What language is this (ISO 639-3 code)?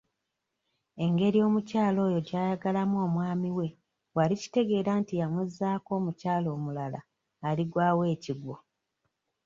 lug